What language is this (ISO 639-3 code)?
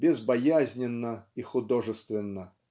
rus